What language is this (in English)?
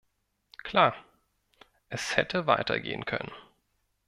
German